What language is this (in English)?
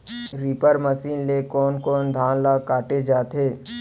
Chhattisgarhi